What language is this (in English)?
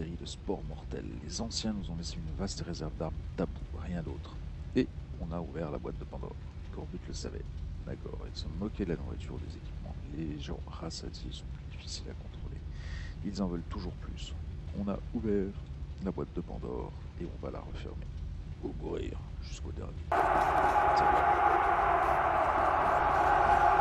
French